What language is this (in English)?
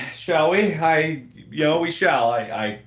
English